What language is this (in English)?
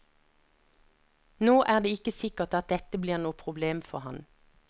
Norwegian